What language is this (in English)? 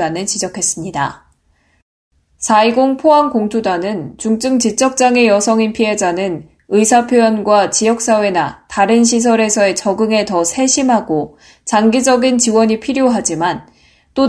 Korean